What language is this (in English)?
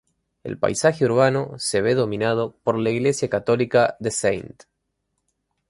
Spanish